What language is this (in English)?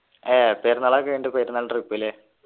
Malayalam